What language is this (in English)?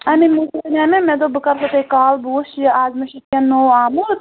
Kashmiri